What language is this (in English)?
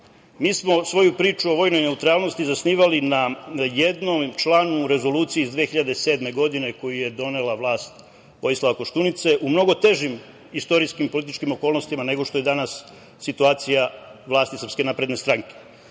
Serbian